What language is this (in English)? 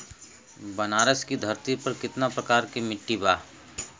Bhojpuri